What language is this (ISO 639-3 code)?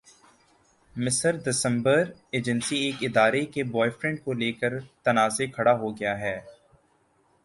urd